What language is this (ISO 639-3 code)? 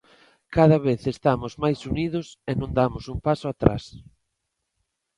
glg